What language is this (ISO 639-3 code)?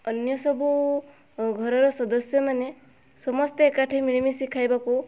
ori